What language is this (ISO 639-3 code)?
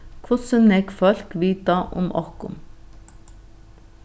fao